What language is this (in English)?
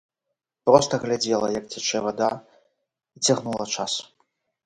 Belarusian